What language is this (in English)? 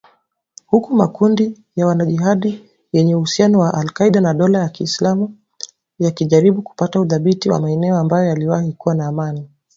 Swahili